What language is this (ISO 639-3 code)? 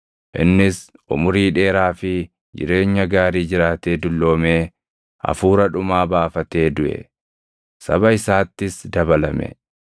orm